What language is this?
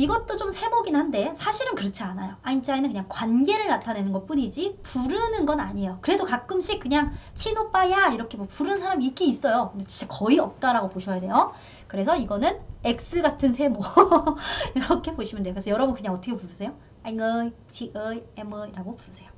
Korean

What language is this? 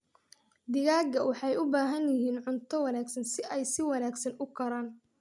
Somali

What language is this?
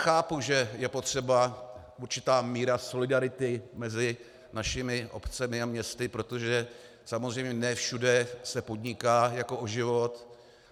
Czech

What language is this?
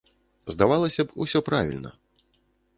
Belarusian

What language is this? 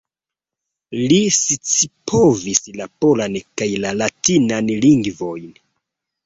Esperanto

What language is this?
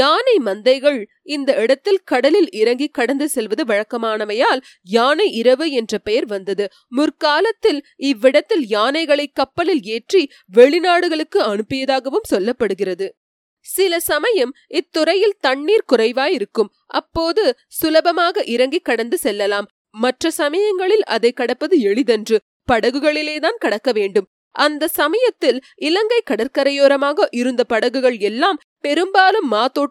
Tamil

